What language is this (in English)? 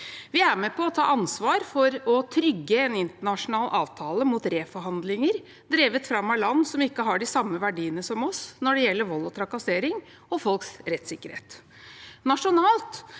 Norwegian